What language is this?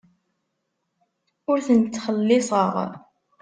Kabyle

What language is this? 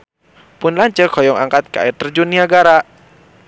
Sundanese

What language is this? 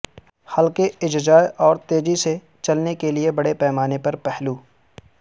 Urdu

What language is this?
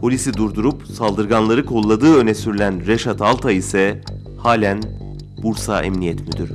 Turkish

